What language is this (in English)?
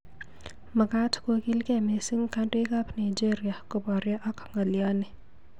Kalenjin